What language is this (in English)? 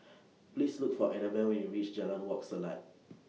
English